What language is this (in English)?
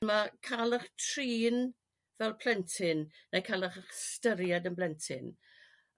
Welsh